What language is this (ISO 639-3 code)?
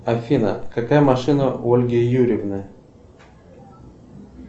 rus